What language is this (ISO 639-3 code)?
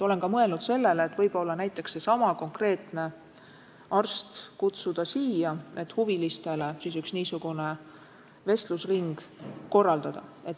est